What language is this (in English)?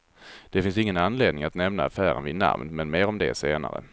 Swedish